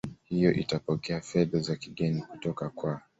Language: Swahili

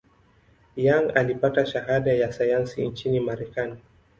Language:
Swahili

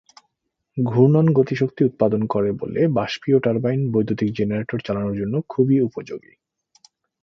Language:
Bangla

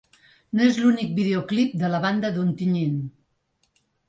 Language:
Catalan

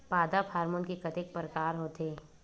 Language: Chhattisgarhi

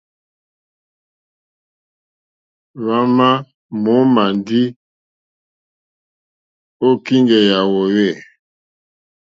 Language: Mokpwe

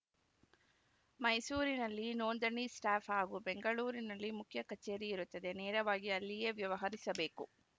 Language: Kannada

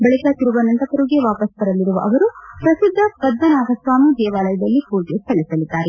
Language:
Kannada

